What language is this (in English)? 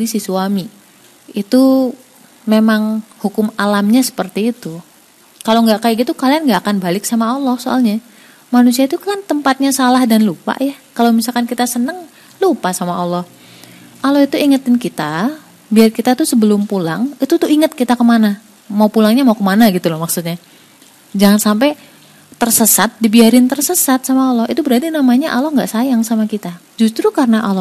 Indonesian